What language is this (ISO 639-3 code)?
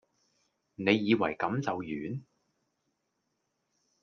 yue